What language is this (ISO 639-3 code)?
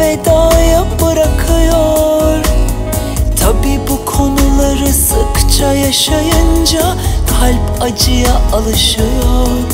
tur